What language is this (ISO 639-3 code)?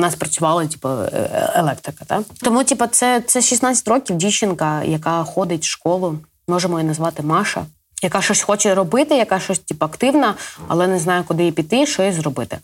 ukr